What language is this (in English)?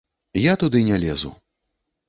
Belarusian